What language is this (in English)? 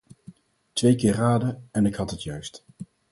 Dutch